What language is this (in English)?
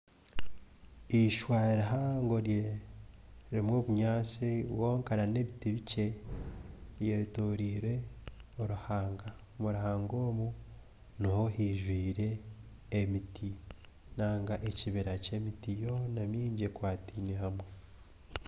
Nyankole